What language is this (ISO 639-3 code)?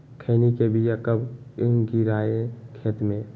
mag